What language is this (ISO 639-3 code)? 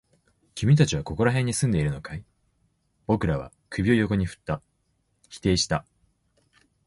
jpn